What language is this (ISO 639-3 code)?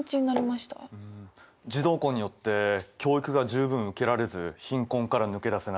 jpn